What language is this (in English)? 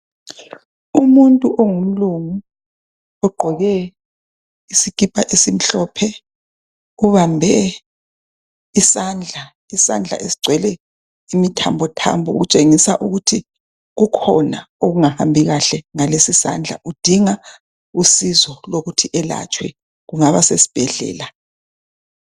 North Ndebele